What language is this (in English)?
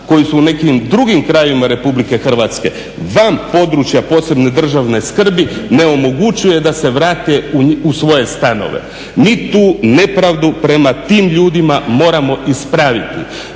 Croatian